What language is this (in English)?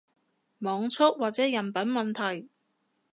Cantonese